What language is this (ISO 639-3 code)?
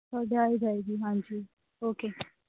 pan